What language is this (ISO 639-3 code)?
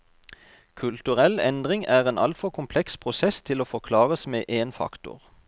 nor